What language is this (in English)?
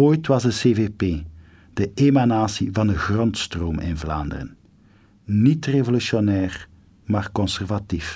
Dutch